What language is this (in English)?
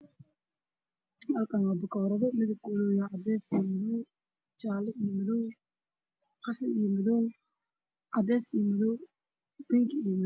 Somali